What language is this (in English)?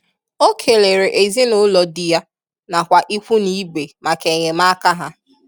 Igbo